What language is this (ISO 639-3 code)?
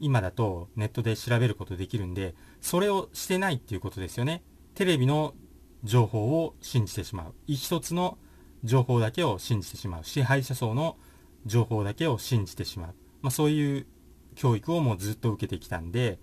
jpn